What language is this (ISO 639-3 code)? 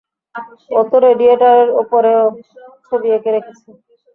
ben